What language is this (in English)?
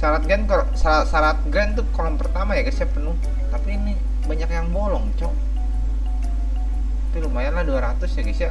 Indonesian